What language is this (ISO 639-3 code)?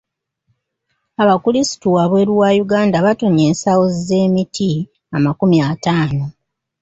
lug